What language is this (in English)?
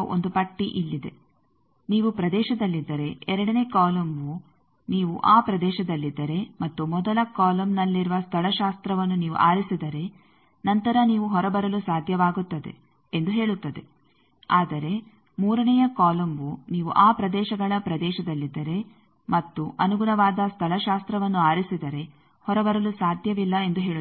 Kannada